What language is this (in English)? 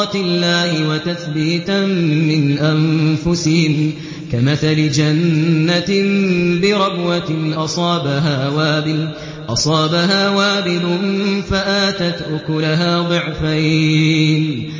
Arabic